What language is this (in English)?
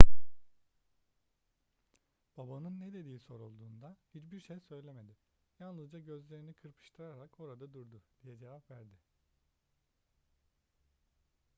Turkish